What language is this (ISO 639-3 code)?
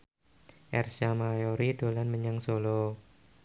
jav